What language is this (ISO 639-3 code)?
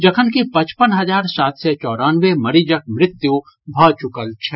mai